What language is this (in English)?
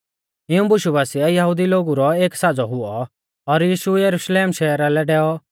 Mahasu Pahari